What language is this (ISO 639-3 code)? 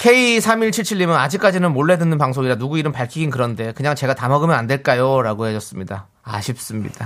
kor